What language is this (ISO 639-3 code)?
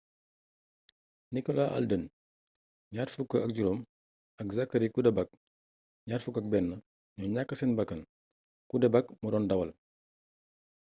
wol